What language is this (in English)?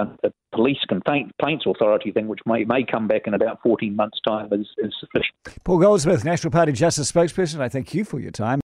English